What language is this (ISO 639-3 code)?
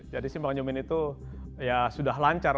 ind